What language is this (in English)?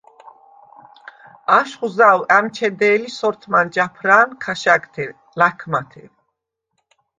Svan